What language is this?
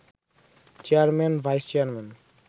Bangla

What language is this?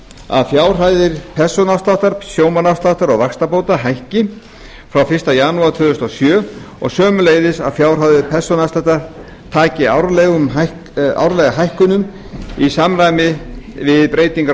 Icelandic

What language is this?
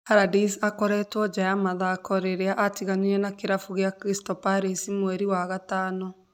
Kikuyu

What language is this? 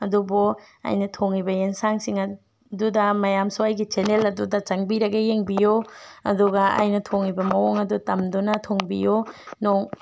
Manipuri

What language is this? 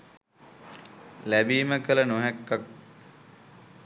Sinhala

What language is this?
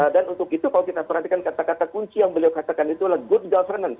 Indonesian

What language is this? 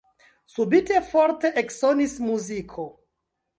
Esperanto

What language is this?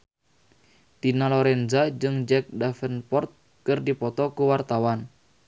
Sundanese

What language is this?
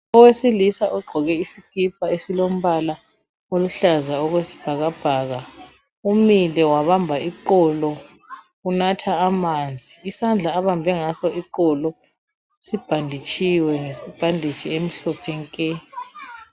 North Ndebele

